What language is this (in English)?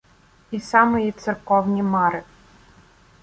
Ukrainian